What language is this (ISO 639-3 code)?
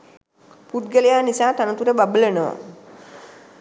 sin